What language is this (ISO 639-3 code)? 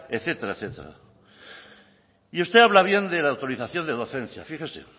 spa